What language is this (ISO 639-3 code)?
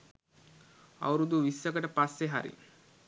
sin